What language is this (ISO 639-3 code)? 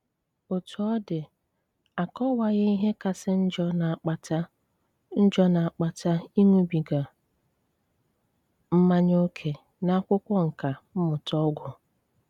ibo